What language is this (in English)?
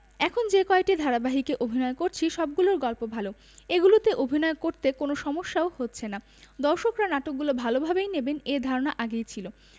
Bangla